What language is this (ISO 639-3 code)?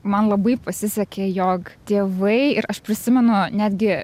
lit